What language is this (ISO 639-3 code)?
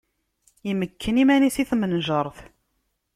kab